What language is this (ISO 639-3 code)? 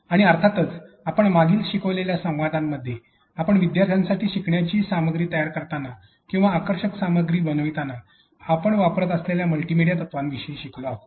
mar